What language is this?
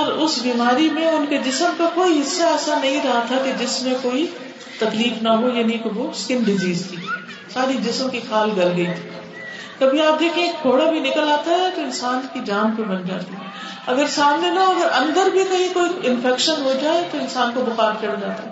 Urdu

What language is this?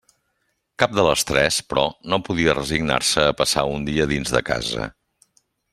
Catalan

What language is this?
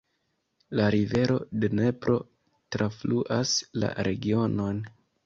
Esperanto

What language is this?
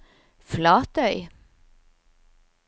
Norwegian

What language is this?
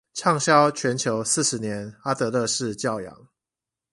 Chinese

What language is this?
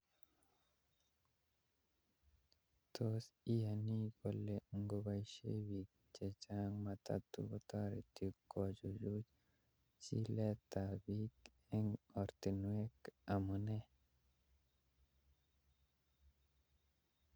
Kalenjin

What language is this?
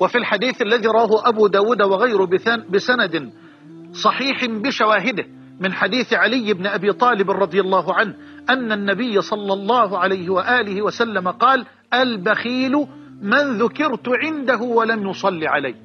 Arabic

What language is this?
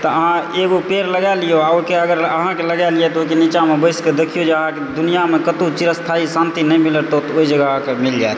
Maithili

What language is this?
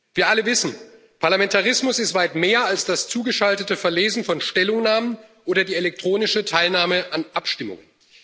German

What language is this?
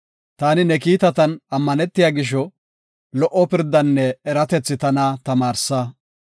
Gofa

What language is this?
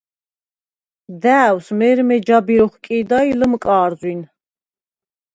Svan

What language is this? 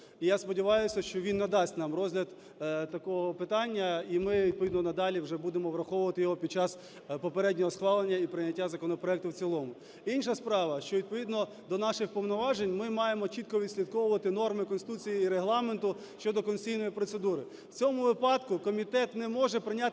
Ukrainian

